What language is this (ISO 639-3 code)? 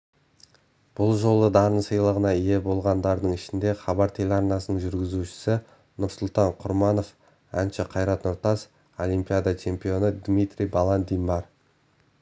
kaz